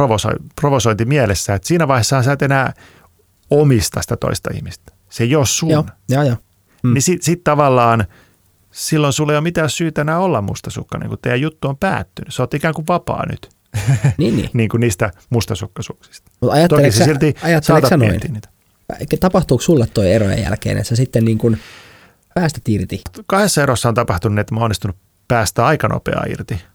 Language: Finnish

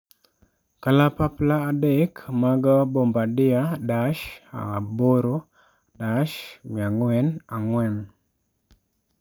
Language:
Luo (Kenya and Tanzania)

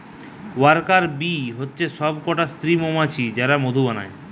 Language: Bangla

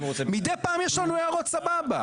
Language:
Hebrew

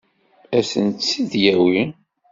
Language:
Kabyle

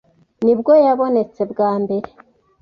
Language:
Kinyarwanda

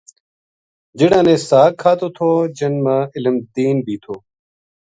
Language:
Gujari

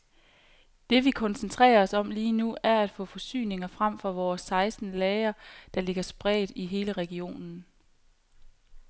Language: Danish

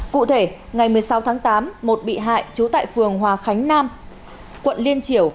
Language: Vietnamese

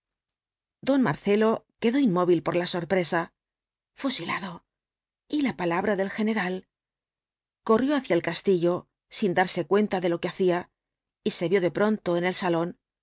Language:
Spanish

